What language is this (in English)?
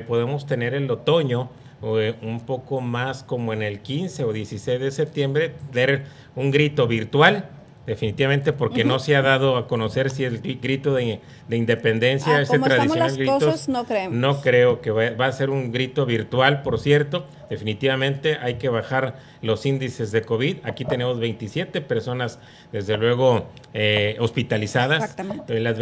Spanish